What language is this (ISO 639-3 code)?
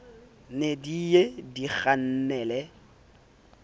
sot